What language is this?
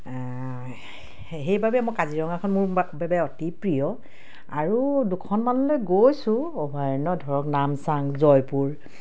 Assamese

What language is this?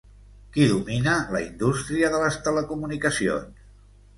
Catalan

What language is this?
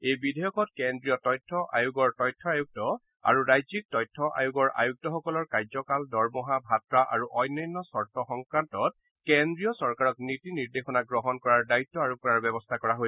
Assamese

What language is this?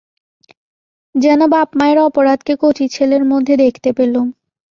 Bangla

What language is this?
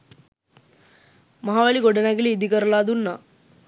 Sinhala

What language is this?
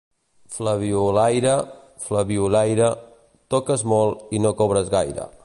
Catalan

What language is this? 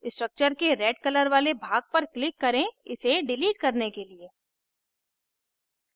Hindi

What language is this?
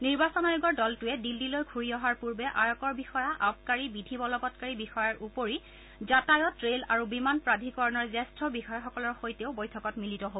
Assamese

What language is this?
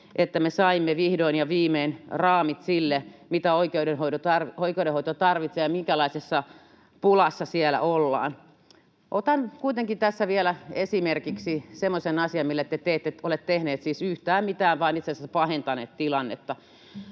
Finnish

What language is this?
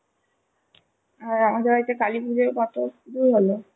Bangla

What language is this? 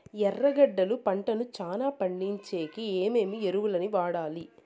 Telugu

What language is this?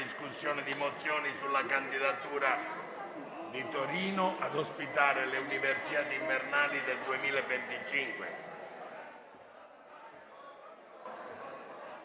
Italian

